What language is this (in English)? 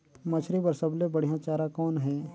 Chhattisgarhi